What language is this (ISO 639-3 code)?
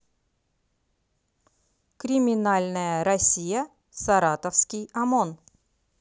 rus